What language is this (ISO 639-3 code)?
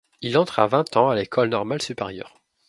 fra